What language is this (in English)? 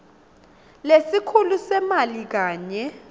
Swati